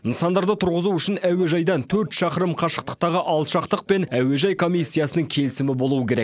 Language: Kazakh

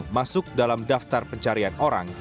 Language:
Indonesian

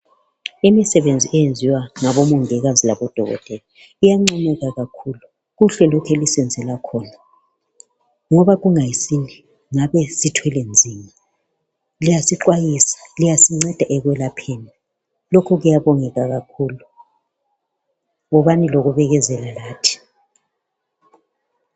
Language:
North Ndebele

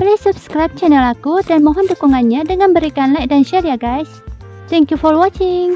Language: Indonesian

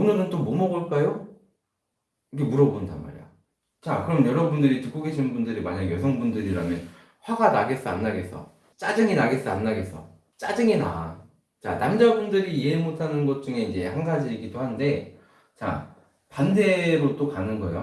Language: Korean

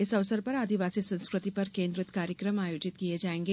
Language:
Hindi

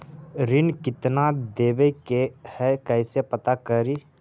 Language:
Magahi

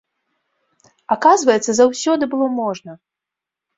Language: Belarusian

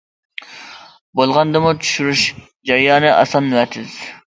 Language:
Uyghur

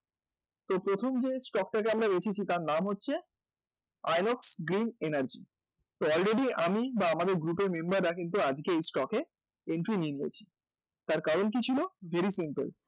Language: Bangla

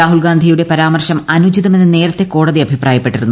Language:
Malayalam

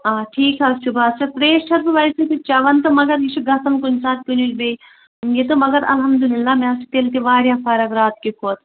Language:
Kashmiri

